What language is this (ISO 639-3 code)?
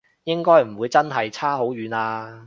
yue